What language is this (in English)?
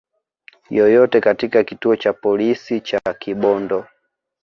Swahili